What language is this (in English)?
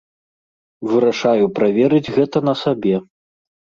Belarusian